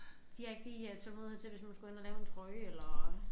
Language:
Danish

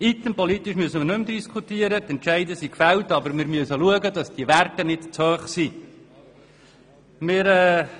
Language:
Swiss German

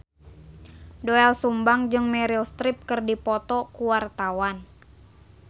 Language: Sundanese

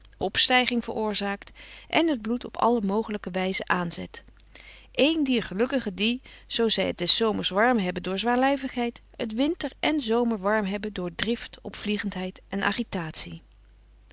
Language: Dutch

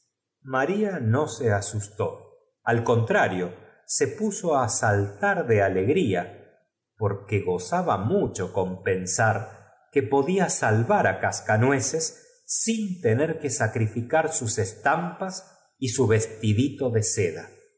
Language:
Spanish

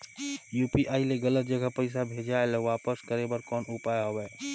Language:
Chhattisgarhi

